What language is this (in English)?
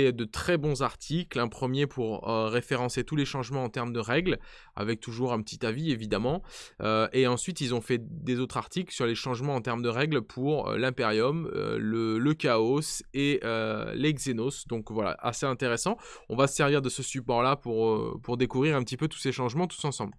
French